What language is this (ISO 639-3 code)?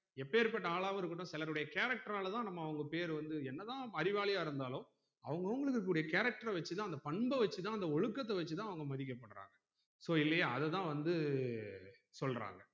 tam